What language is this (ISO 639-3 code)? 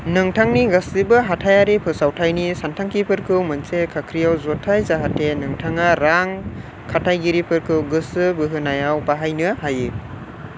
brx